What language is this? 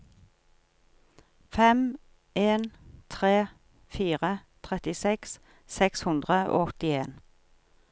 Norwegian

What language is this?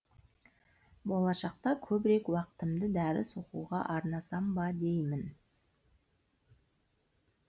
Kazakh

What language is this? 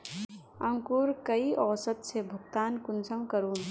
Magahi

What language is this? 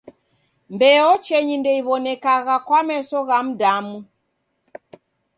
Taita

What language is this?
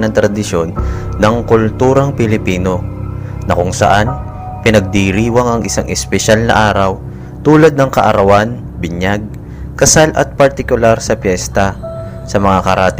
Filipino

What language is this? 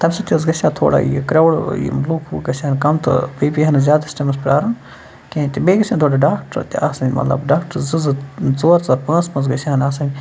Kashmiri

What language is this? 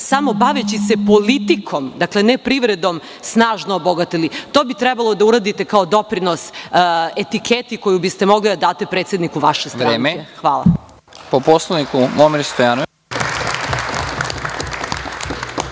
Serbian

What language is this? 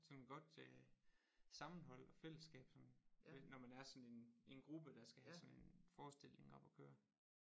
Danish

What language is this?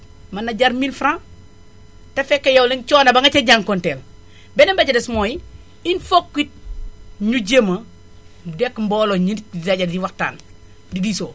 Wolof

